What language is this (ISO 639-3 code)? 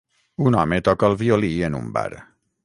cat